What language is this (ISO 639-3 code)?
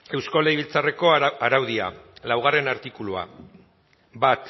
eus